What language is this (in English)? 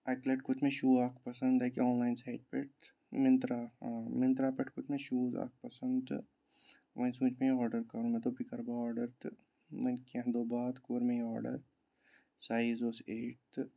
Kashmiri